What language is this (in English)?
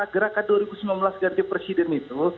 Indonesian